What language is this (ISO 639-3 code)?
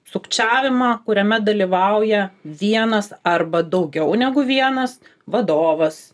lit